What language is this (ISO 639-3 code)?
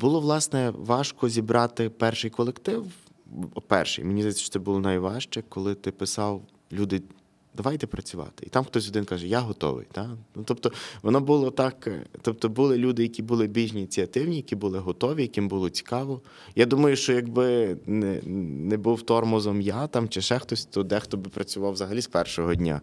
ukr